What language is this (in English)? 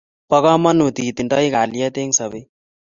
Kalenjin